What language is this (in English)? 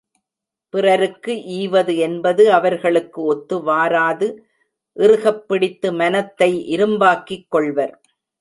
Tamil